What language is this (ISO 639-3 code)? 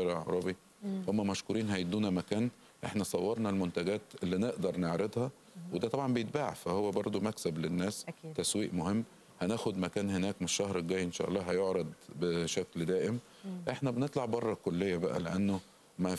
ara